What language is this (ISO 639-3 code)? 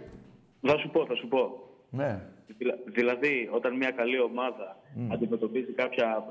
ell